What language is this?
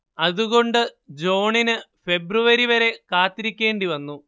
Malayalam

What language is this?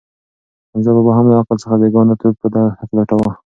Pashto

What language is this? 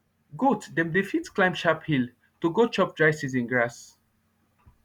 Nigerian Pidgin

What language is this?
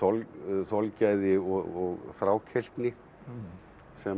Icelandic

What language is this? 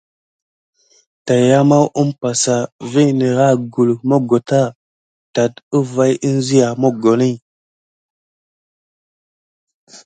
Gidar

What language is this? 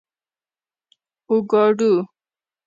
Pashto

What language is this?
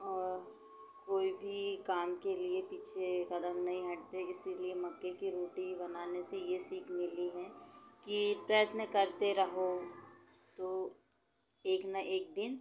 Hindi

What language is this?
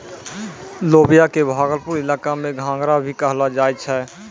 Maithili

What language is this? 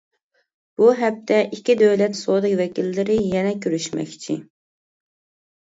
Uyghur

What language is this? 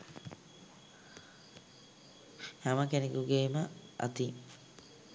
Sinhala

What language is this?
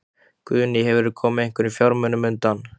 Icelandic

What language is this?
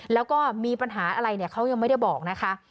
Thai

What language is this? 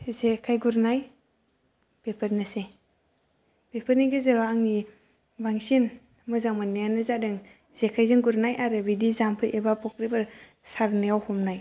Bodo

